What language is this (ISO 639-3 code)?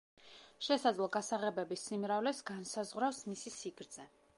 kat